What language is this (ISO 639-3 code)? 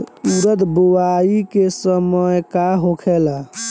bho